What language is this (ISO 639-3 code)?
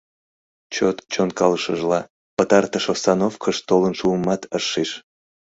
chm